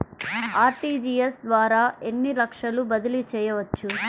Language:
Telugu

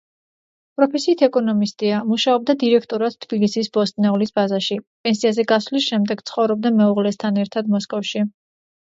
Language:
Georgian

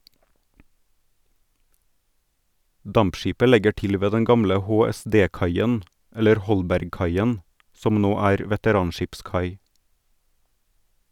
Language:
Norwegian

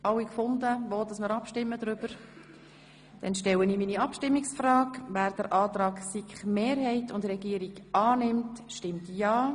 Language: Swiss German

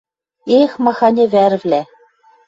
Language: Western Mari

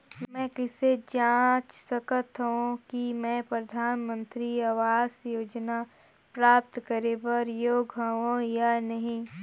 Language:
Chhattisgarhi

